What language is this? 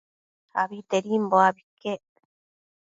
Matsés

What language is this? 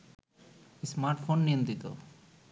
Bangla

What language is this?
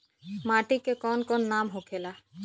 Bhojpuri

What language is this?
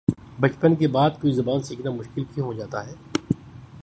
Urdu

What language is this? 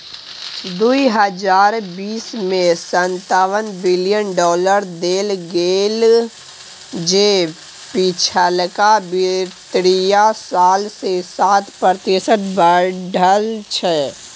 Maithili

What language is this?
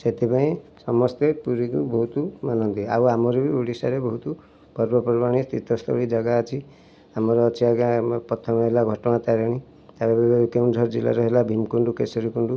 Odia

